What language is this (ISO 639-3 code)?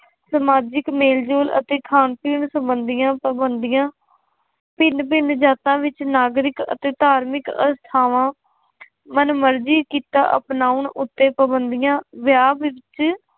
pan